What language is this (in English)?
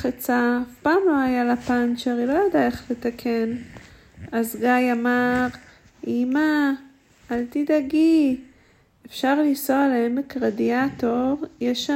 Hebrew